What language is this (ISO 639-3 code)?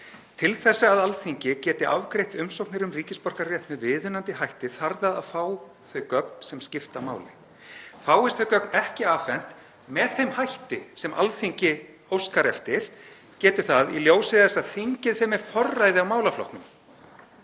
isl